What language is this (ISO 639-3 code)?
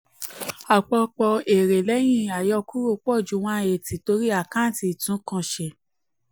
yor